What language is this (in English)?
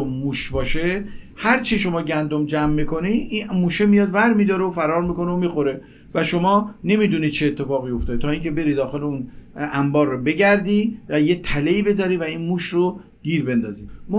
Persian